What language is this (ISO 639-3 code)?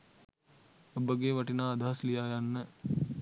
sin